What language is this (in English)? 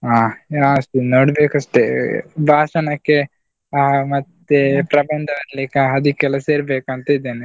Kannada